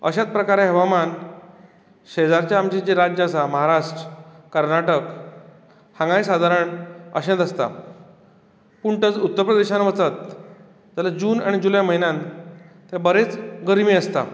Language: Konkani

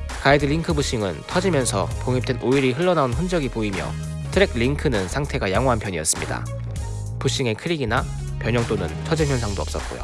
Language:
Korean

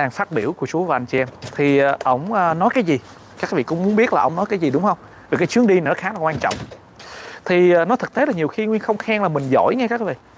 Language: Vietnamese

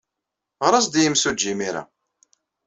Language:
Kabyle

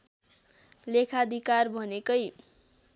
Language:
Nepali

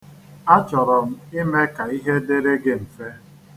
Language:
Igbo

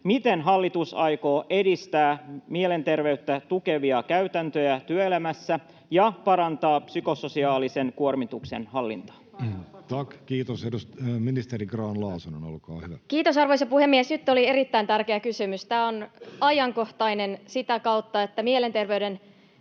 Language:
Finnish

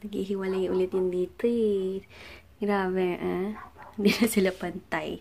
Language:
Filipino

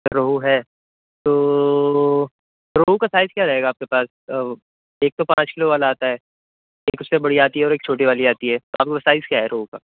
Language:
Urdu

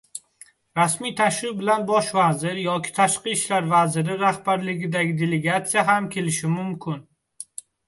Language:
Uzbek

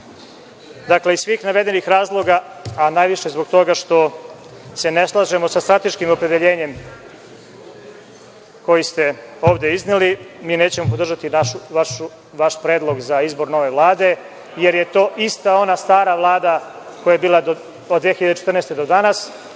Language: Serbian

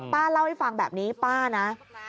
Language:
Thai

